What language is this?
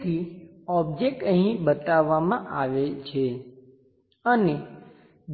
Gujarati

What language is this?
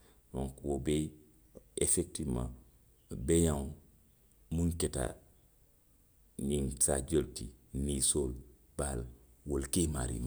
Western Maninkakan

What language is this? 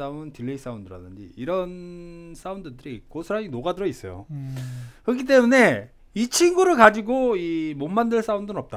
Korean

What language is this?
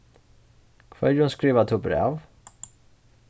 Faroese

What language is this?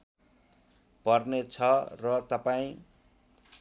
Nepali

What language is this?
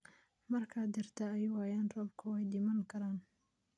Somali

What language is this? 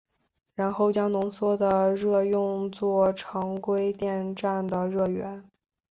Chinese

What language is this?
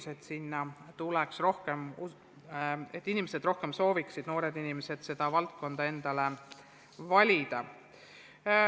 Estonian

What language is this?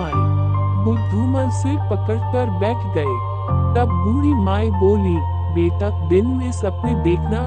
Hindi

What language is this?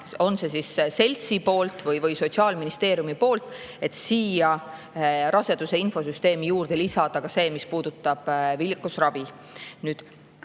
Estonian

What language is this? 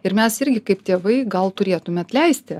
Lithuanian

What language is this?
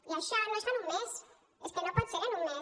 Catalan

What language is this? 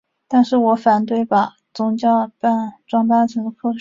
Chinese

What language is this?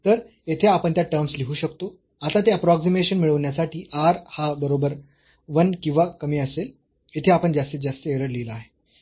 Marathi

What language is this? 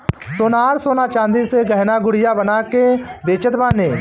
Bhojpuri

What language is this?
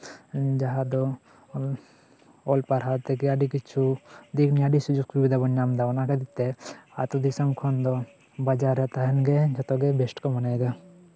Santali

